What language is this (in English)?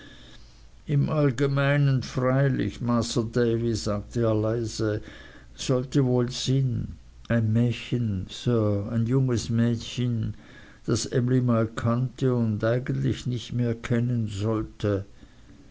German